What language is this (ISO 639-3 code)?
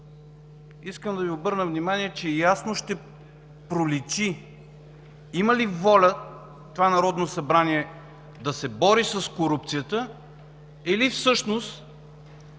bul